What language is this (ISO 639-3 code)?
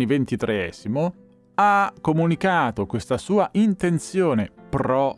ita